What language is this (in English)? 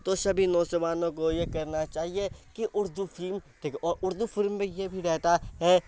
Urdu